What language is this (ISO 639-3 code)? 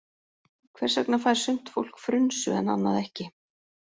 isl